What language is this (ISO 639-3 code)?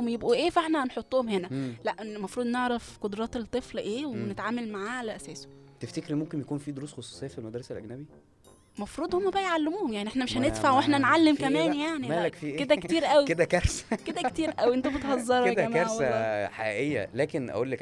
ara